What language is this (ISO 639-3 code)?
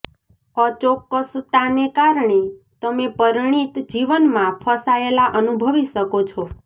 guj